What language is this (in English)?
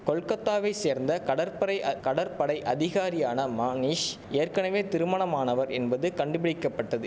Tamil